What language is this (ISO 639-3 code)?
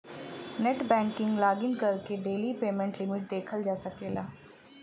bho